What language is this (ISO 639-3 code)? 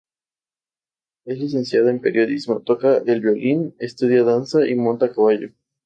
spa